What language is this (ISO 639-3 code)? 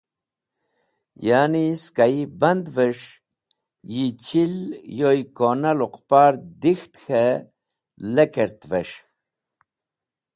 wbl